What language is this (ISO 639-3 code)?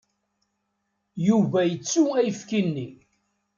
kab